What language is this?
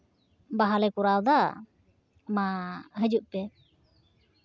Santali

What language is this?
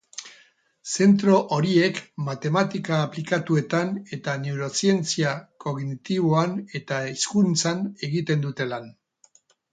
Basque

